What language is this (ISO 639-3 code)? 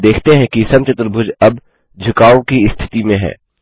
hin